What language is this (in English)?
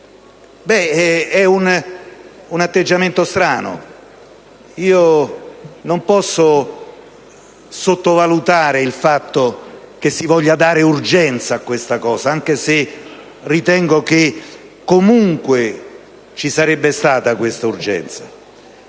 Italian